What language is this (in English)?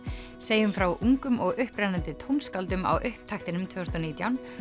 Icelandic